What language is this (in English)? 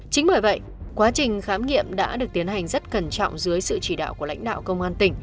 Vietnamese